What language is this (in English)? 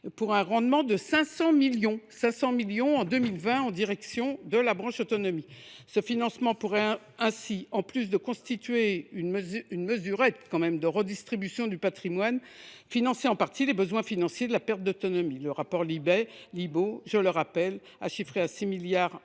French